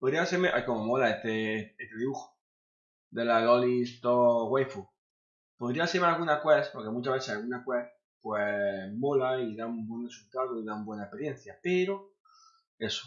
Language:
Spanish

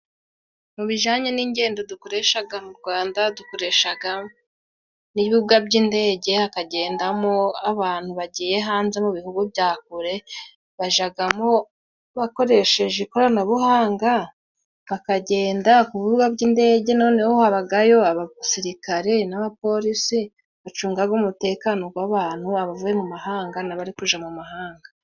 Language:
Kinyarwanda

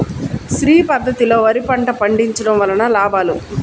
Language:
Telugu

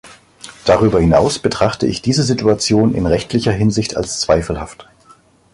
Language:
German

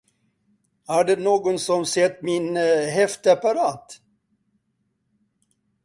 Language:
Swedish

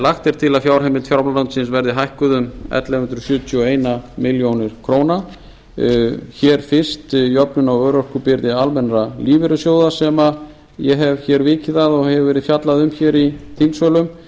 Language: Icelandic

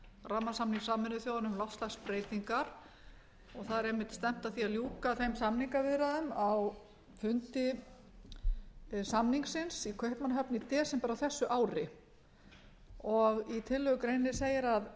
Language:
Icelandic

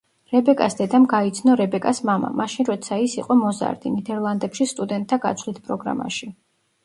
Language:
Georgian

